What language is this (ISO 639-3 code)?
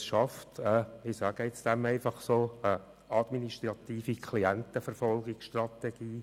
gsw